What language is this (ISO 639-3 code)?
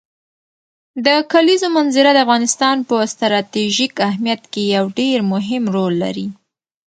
pus